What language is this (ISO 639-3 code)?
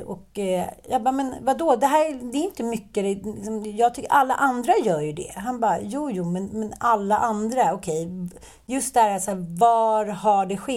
swe